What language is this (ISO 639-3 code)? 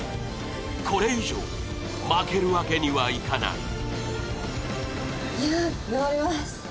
jpn